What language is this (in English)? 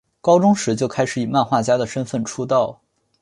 Chinese